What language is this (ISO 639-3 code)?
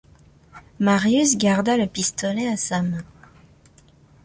fra